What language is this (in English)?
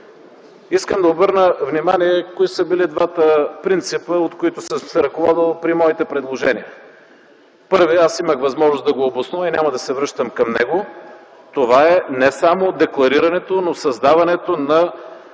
Bulgarian